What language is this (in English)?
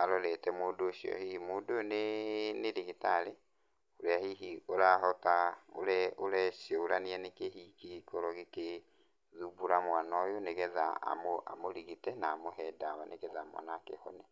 Kikuyu